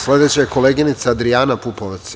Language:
Serbian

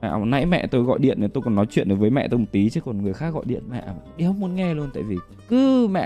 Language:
Vietnamese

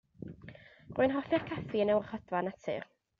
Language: Welsh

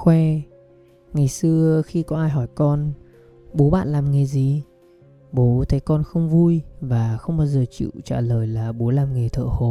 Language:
Vietnamese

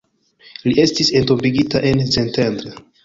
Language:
Esperanto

